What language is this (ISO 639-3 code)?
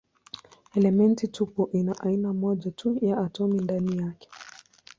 swa